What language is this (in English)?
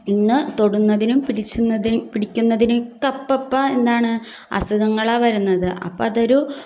Malayalam